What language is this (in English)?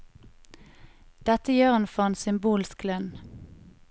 Norwegian